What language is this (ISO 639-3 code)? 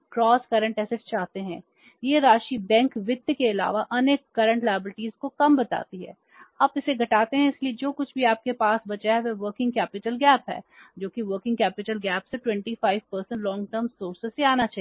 hin